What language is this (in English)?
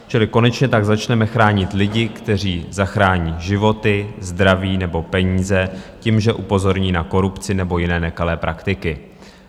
Czech